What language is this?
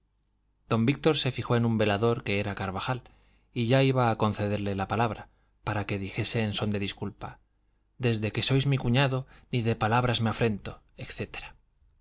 Spanish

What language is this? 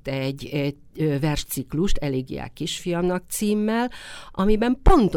Hungarian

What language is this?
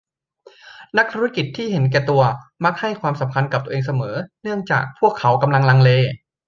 Thai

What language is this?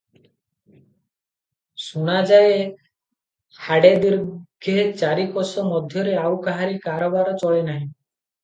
Odia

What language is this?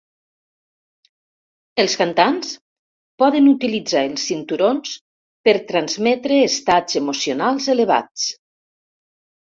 Catalan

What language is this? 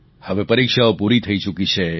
Gujarati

